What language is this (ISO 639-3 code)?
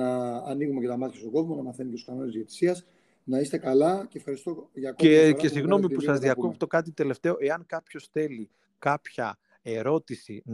ell